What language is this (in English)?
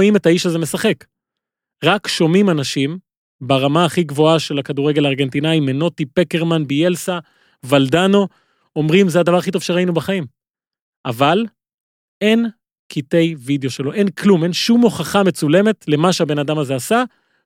Hebrew